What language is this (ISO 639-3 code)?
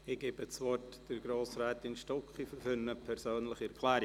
gsw